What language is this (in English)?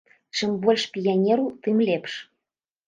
Belarusian